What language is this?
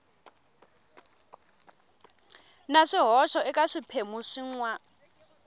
Tsonga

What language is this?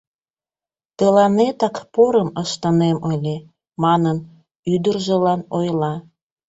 Mari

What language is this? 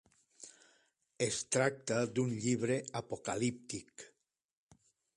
Catalan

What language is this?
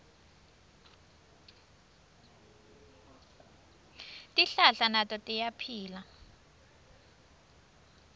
Swati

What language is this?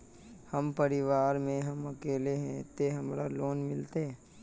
Magahi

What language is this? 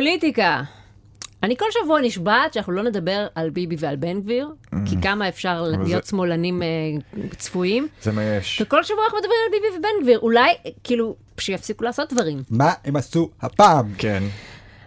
Hebrew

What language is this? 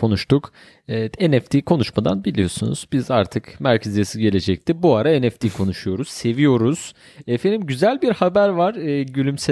Turkish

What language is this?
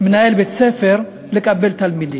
Hebrew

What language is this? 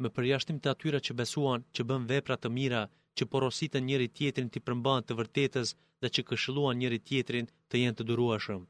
Greek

